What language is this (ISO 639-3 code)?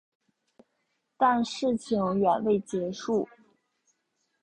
zho